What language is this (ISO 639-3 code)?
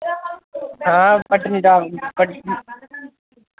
doi